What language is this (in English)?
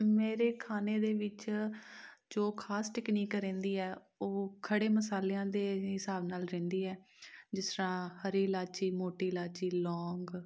Punjabi